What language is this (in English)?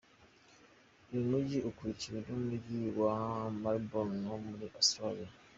Kinyarwanda